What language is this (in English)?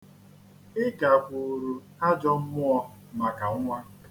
Igbo